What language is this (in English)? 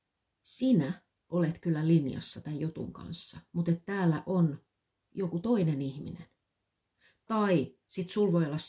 Finnish